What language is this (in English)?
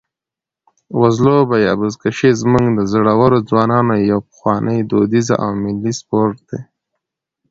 Pashto